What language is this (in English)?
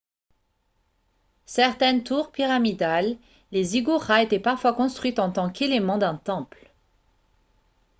French